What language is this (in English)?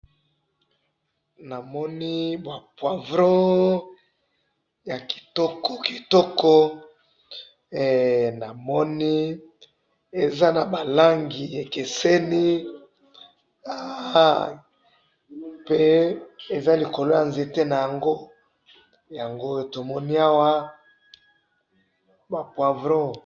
Lingala